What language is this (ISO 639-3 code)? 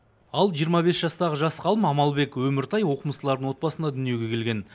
kaz